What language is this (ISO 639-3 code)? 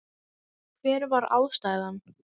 isl